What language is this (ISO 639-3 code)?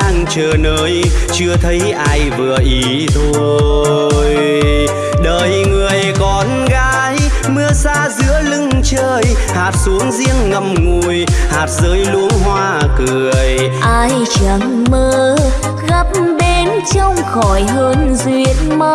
vie